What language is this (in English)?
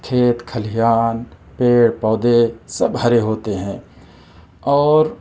Urdu